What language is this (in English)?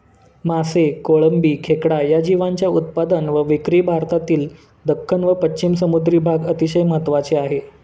Marathi